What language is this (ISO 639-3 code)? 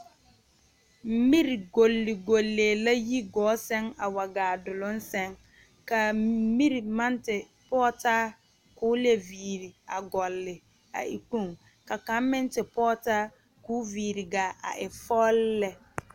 dga